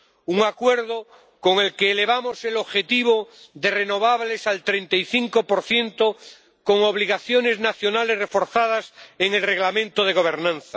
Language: Spanish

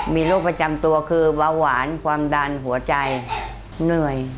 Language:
Thai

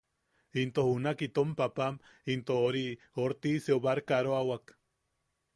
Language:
Yaqui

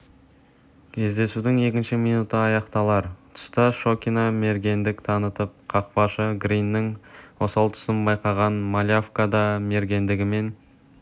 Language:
Kazakh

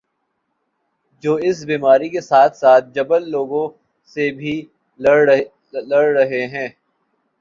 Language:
Urdu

